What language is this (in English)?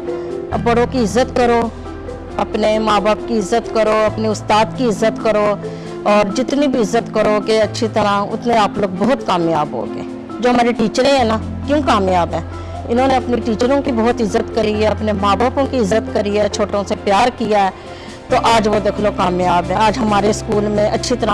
Urdu